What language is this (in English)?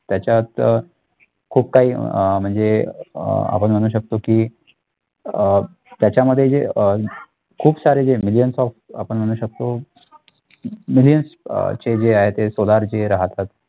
Marathi